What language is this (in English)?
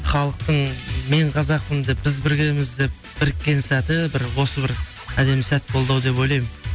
Kazakh